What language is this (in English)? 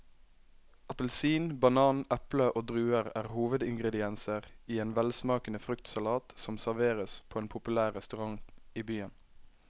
Norwegian